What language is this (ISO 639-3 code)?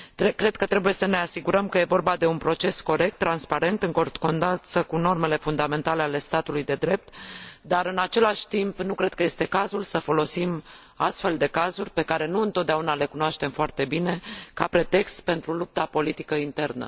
ron